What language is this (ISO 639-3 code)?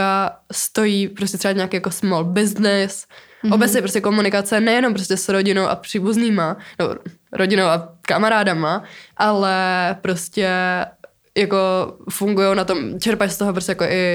ces